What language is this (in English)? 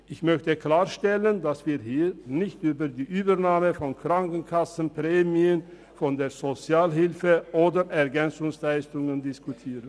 Swiss German